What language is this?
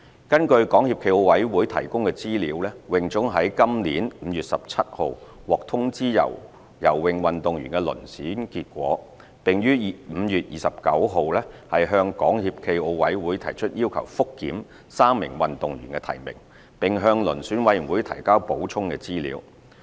Cantonese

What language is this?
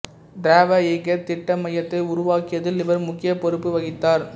Tamil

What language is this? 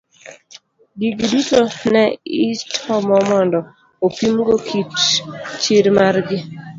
Luo (Kenya and Tanzania)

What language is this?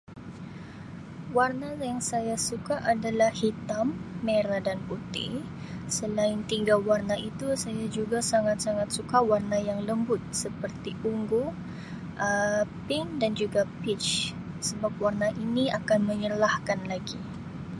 Sabah Malay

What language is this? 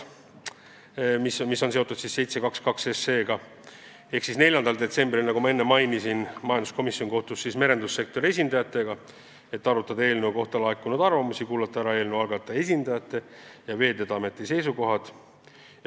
Estonian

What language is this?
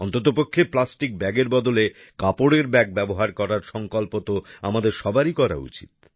Bangla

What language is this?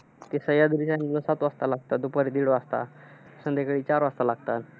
Marathi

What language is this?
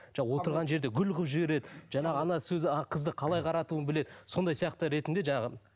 Kazakh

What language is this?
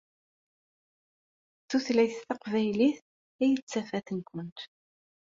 Kabyle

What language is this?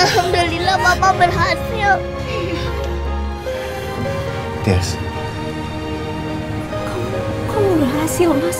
Indonesian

